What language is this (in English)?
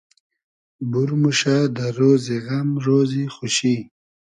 Hazaragi